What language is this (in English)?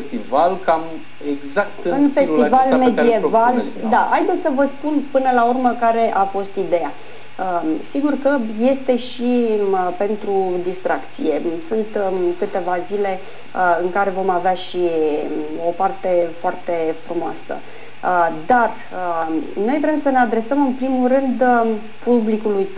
Romanian